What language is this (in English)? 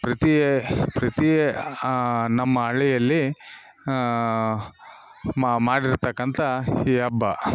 Kannada